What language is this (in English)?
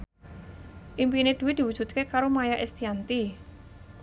Javanese